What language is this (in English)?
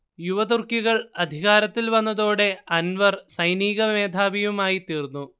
Malayalam